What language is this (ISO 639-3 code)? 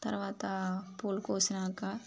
tel